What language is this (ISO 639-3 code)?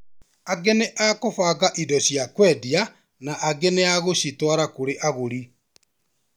kik